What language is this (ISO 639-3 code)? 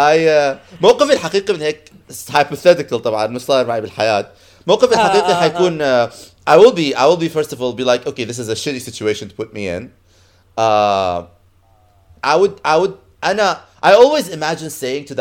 ara